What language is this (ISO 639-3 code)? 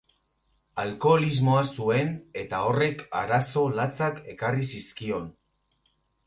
eus